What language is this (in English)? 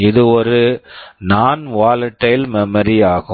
Tamil